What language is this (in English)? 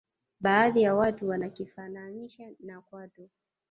Swahili